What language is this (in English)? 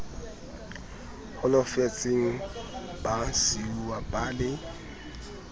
Southern Sotho